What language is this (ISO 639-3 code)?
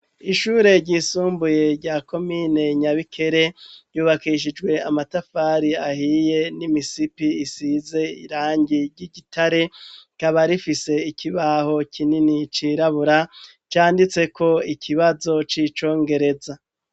run